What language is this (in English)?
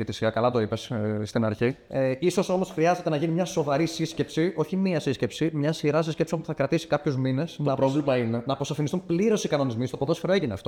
Greek